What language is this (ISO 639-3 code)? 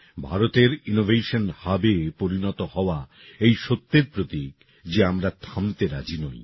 ben